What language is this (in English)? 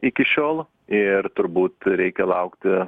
Lithuanian